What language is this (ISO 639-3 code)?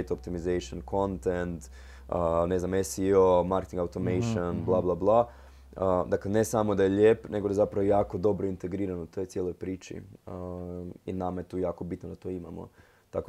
hrv